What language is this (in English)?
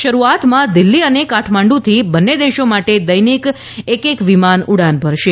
Gujarati